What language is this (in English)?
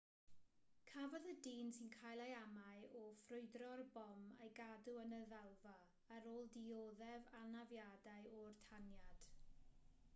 Welsh